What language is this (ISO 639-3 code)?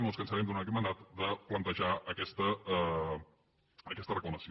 cat